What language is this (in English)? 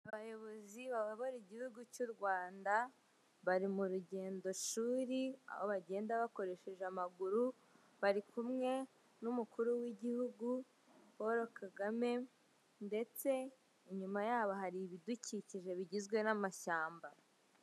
Kinyarwanda